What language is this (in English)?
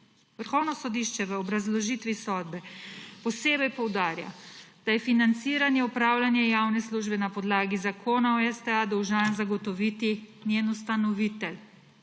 Slovenian